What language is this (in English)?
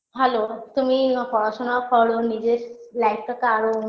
Bangla